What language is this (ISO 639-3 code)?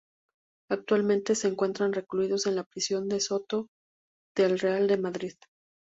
spa